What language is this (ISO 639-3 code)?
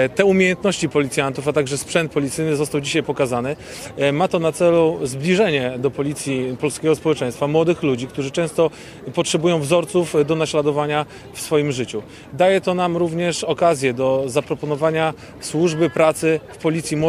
pol